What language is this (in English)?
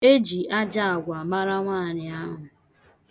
Igbo